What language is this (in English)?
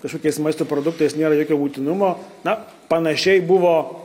Lithuanian